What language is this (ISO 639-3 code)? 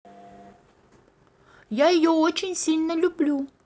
rus